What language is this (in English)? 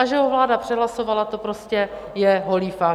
Czech